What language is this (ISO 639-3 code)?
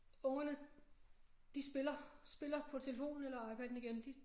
dan